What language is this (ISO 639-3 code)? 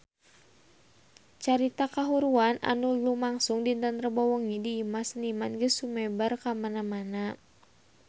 sun